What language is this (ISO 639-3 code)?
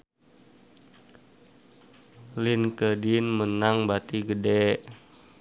sun